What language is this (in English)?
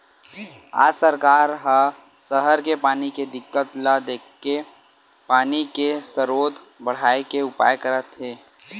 Chhattisgarhi